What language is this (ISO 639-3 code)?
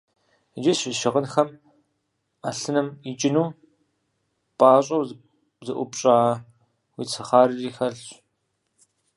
kbd